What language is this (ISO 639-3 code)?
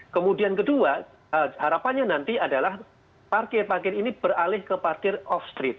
ind